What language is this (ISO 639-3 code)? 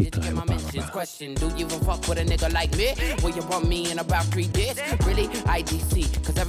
heb